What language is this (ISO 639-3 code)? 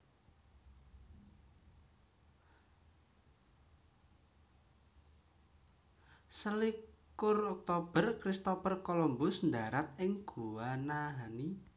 jav